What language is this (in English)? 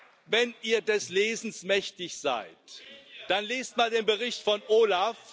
German